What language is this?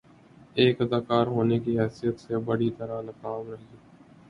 Urdu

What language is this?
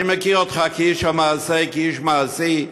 Hebrew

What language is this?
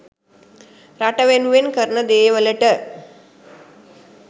Sinhala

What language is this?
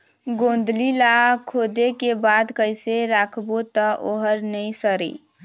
Chhattisgarhi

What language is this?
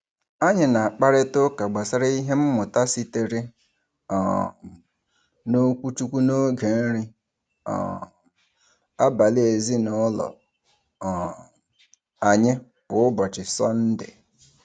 Igbo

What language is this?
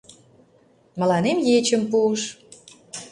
Mari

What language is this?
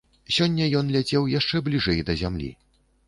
Belarusian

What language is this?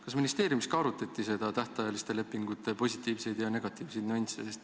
Estonian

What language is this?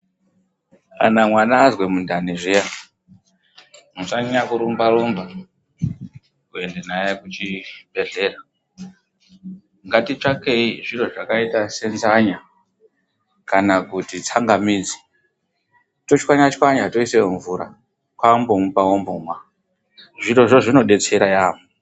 Ndau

